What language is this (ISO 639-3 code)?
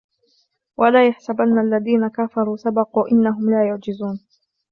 ara